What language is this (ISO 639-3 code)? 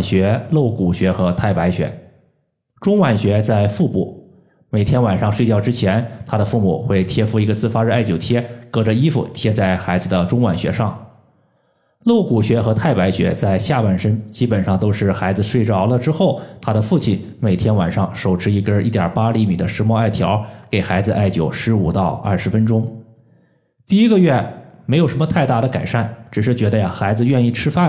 zho